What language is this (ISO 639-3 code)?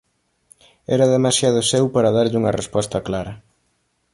glg